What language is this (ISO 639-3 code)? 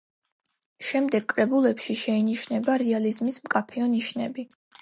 kat